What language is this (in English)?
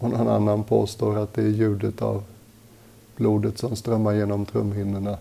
Swedish